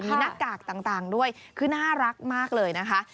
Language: Thai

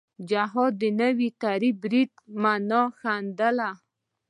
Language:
Pashto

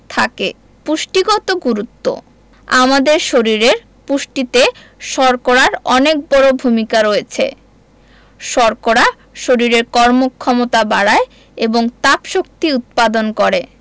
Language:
Bangla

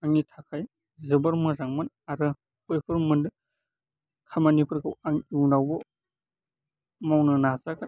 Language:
Bodo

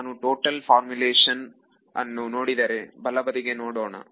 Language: Kannada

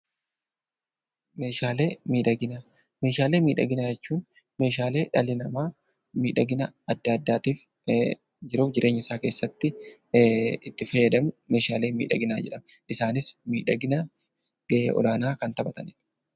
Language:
Oromo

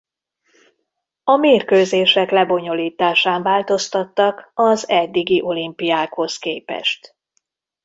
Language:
Hungarian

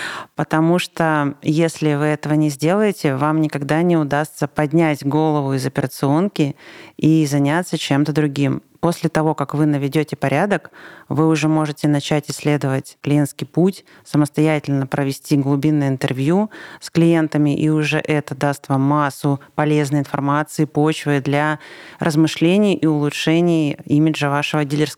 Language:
Russian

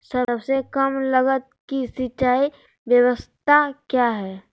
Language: Magahi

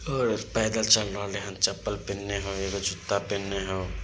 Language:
Magahi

